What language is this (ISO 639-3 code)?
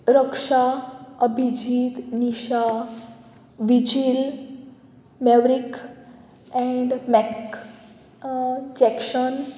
kok